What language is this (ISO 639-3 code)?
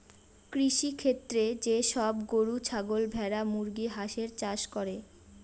ben